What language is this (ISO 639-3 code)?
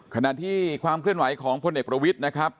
tha